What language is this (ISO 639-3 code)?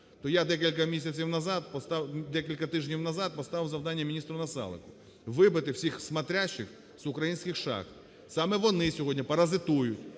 ukr